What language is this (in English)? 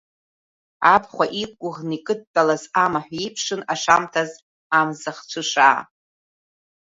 Abkhazian